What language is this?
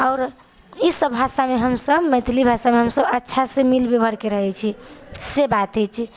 Maithili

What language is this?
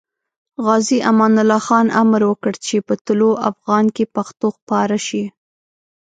Pashto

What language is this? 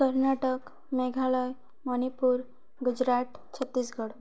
Odia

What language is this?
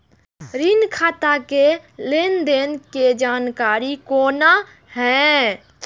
Maithili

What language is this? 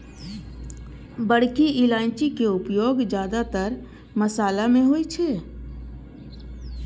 Maithili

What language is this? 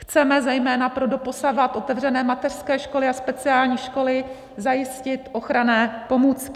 Czech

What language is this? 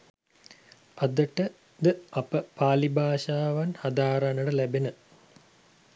Sinhala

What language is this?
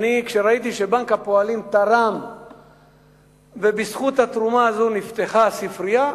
Hebrew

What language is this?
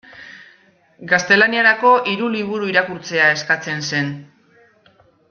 Basque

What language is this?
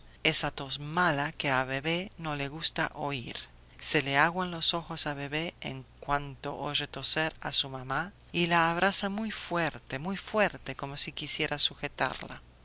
Spanish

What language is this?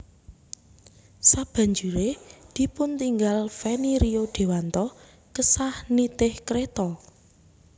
Javanese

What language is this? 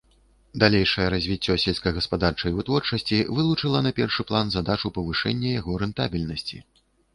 Belarusian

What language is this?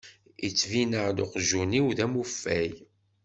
Kabyle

